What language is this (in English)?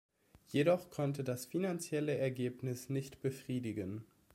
German